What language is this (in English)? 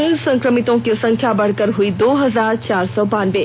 Hindi